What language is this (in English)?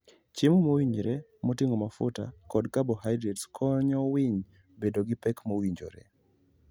Luo (Kenya and Tanzania)